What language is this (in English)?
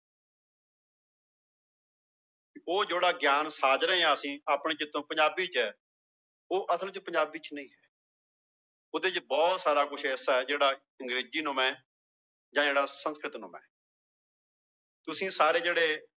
Punjabi